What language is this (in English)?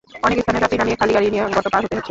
Bangla